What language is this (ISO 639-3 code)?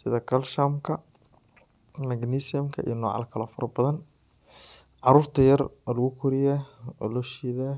som